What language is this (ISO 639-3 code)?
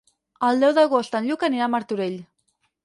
cat